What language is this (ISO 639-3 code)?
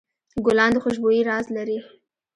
pus